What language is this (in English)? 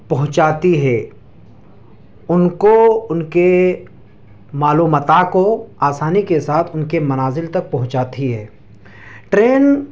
Urdu